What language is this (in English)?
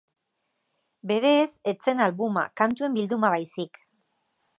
Basque